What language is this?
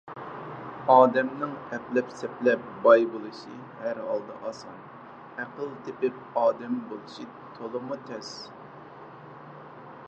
Uyghur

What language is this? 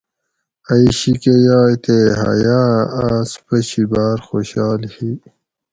Gawri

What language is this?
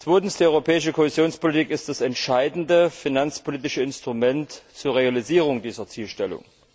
German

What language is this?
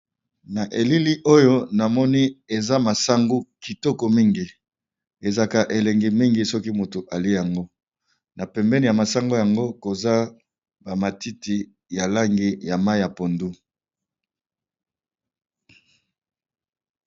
Lingala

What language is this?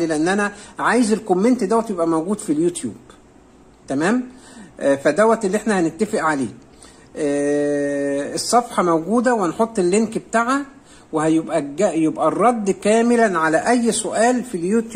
Arabic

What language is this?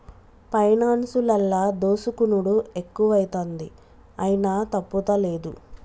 Telugu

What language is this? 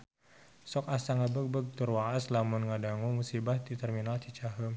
Sundanese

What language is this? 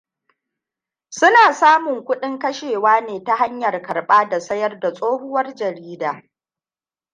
Hausa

